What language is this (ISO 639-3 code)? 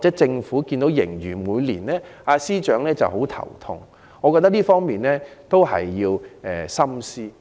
yue